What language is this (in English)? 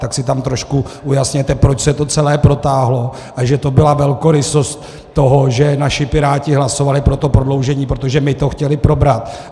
Czech